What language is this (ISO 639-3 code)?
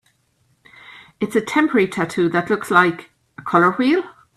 eng